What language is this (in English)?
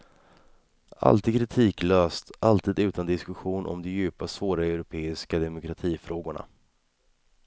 Swedish